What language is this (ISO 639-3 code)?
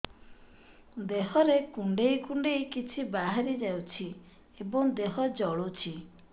ori